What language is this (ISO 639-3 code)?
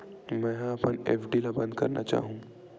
hne